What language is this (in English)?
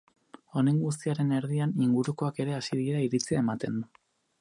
Basque